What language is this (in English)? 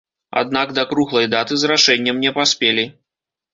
Belarusian